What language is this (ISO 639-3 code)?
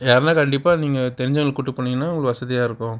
tam